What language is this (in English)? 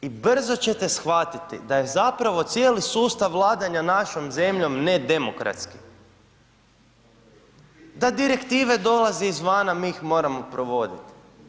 Croatian